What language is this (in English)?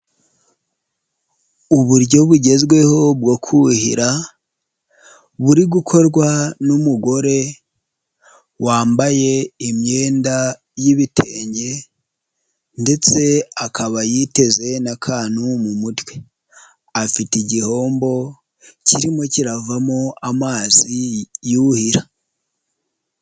Kinyarwanda